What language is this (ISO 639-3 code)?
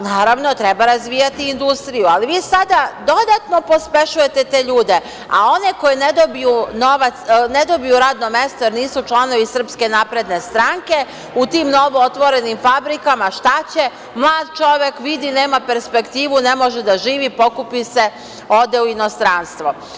srp